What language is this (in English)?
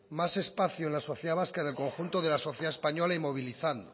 Spanish